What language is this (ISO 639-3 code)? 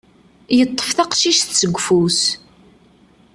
kab